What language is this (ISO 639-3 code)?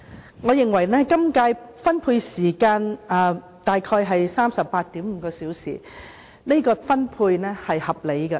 yue